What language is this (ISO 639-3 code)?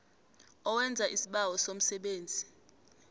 nbl